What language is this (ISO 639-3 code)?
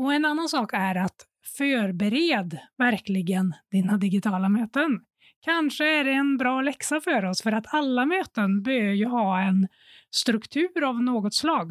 swe